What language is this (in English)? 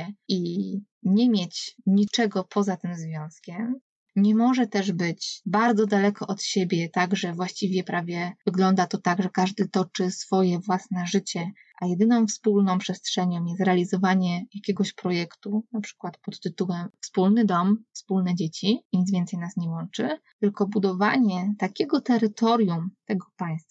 Polish